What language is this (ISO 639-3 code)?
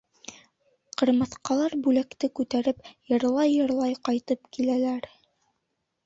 bak